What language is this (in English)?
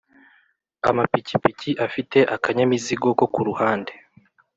Kinyarwanda